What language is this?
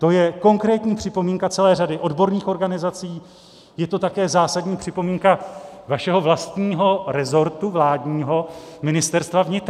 Czech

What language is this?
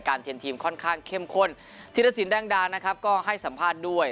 Thai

